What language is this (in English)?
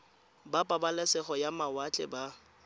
Tswana